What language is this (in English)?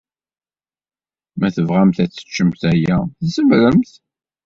Kabyle